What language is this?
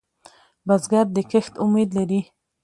Pashto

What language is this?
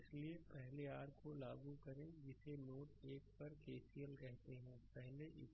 Hindi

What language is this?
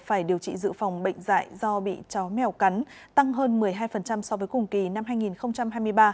Vietnamese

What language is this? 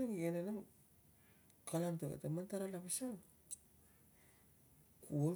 Tungag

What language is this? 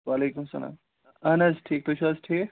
Kashmiri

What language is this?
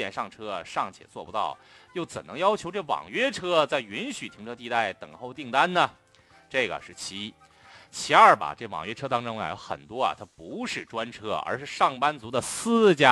Chinese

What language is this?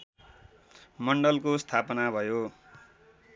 Nepali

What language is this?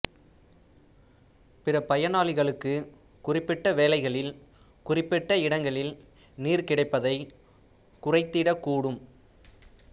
Tamil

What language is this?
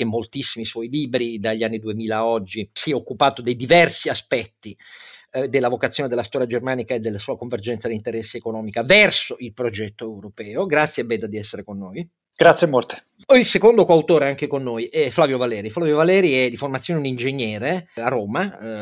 Italian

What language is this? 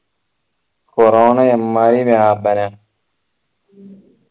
Malayalam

